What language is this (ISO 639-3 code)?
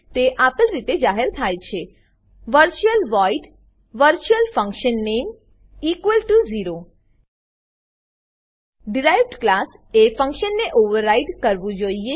guj